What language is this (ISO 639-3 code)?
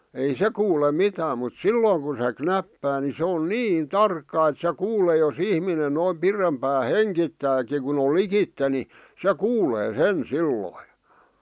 fin